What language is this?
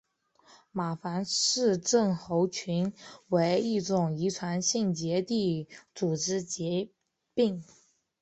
Chinese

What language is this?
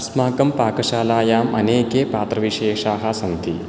Sanskrit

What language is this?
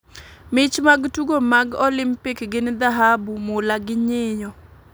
Luo (Kenya and Tanzania)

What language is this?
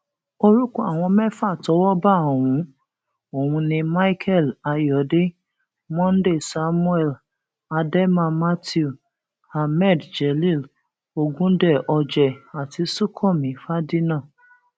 Yoruba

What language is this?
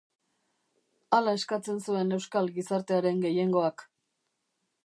Basque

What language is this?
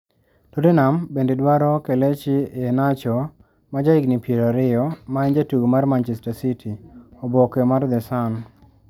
Luo (Kenya and Tanzania)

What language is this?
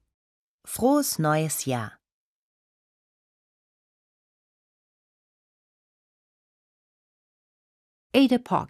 Persian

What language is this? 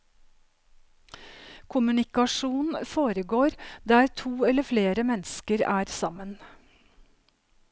Norwegian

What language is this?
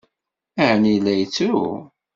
Kabyle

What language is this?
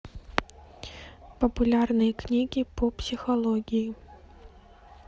Russian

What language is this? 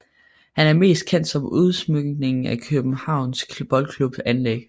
Danish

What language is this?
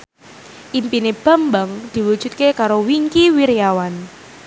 Javanese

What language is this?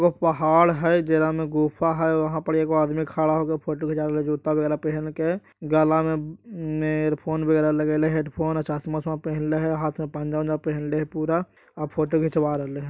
Magahi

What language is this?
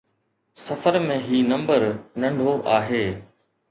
Sindhi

